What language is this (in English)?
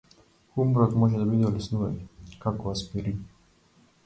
Macedonian